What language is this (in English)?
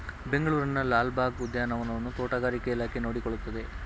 Kannada